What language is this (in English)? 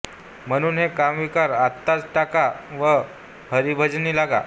Marathi